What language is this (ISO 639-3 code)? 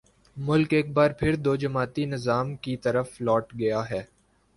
urd